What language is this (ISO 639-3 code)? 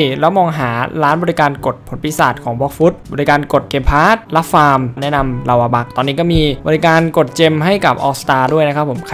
tha